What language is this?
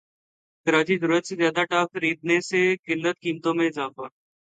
Urdu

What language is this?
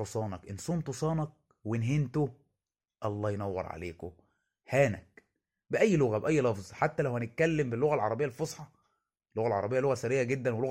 Arabic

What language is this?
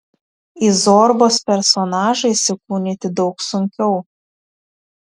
Lithuanian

